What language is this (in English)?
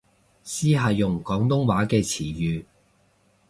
Cantonese